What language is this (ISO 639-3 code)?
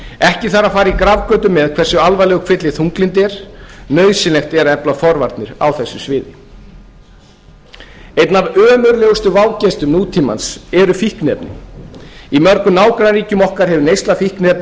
isl